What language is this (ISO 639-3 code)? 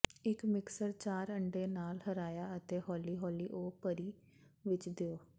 pan